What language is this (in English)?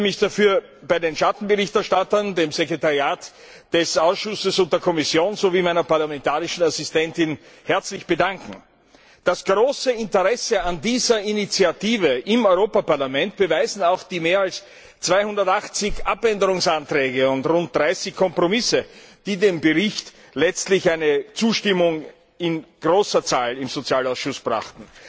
German